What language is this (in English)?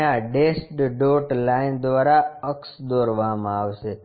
Gujarati